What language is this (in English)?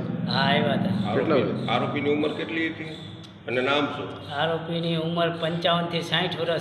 Arabic